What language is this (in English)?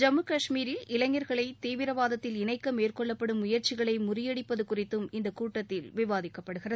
Tamil